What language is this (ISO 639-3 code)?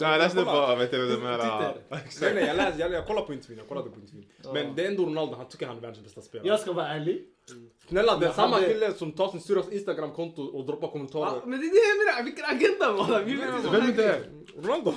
swe